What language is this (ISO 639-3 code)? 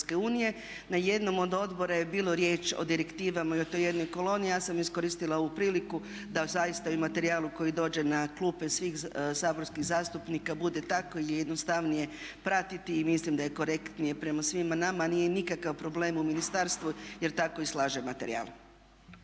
hrv